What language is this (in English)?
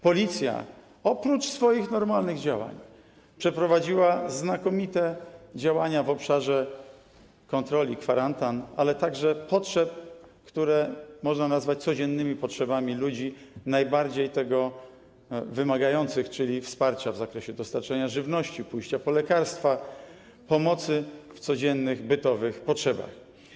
Polish